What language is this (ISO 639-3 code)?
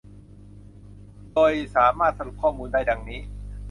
tha